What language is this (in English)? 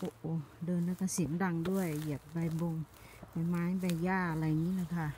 Thai